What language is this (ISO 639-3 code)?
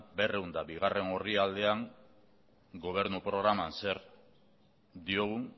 eus